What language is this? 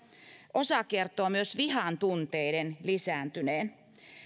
Finnish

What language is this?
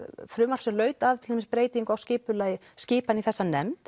Icelandic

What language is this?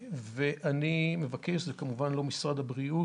Hebrew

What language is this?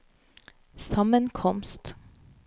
Norwegian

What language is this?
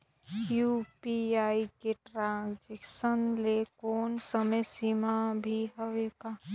Chhattisgarhi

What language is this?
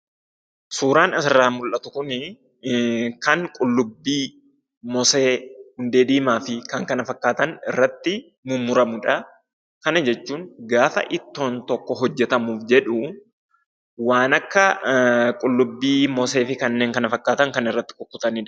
Oromo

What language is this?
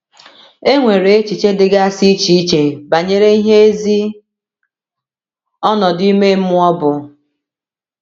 Igbo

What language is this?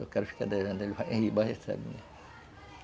Portuguese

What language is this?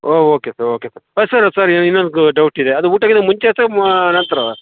Kannada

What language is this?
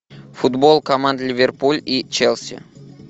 Russian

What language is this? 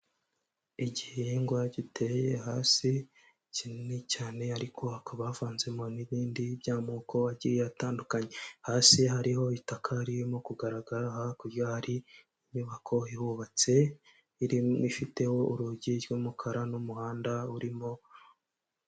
Kinyarwanda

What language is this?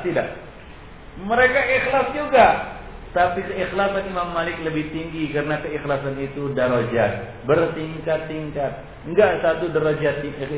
Malay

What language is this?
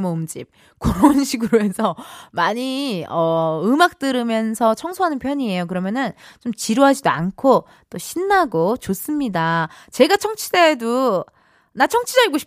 Korean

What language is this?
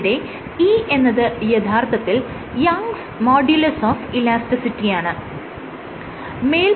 Malayalam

